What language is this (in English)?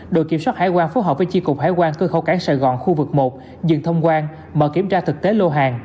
Vietnamese